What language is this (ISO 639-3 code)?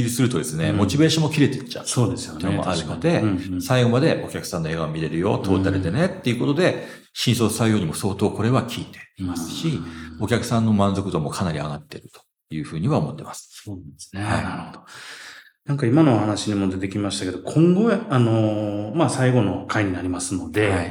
jpn